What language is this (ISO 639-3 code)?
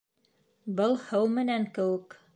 bak